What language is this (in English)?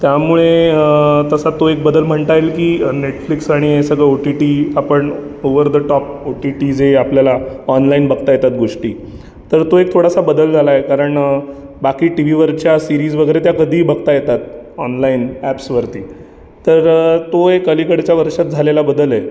Marathi